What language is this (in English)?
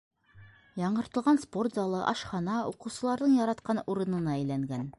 Bashkir